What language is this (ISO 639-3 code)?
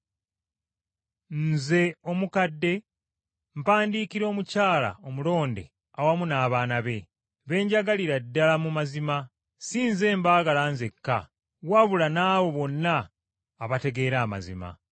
lug